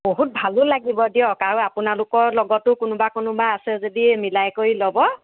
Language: Assamese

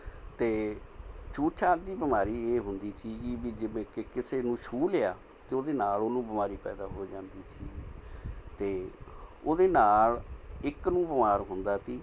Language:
Punjabi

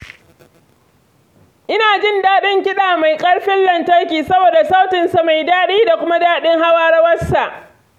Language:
Hausa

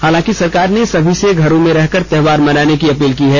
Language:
Hindi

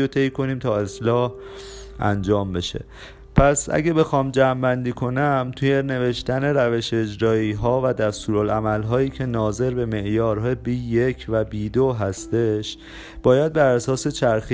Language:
Persian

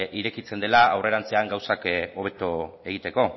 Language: Basque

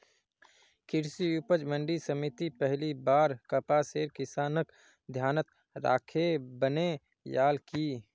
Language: Magahi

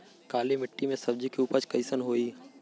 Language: Bhojpuri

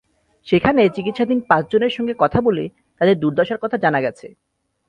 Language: Bangla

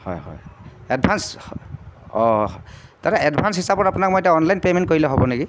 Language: Assamese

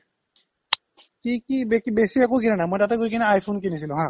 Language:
Assamese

